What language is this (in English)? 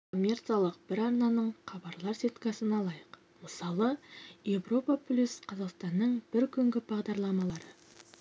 Kazakh